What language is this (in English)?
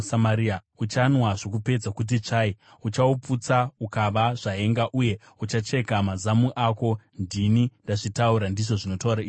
Shona